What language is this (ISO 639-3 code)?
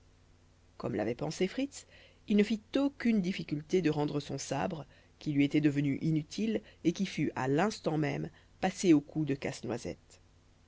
fra